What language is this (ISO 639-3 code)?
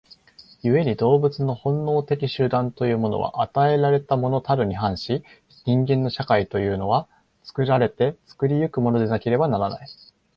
jpn